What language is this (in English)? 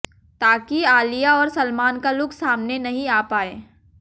Hindi